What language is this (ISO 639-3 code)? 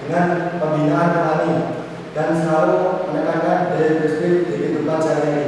ind